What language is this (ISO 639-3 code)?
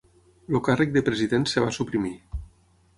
cat